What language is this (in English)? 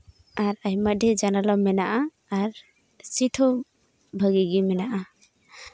Santali